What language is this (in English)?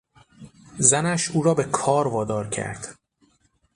Persian